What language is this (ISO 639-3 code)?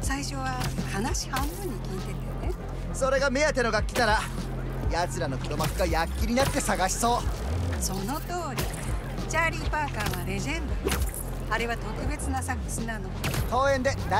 jpn